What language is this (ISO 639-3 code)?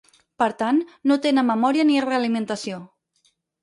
cat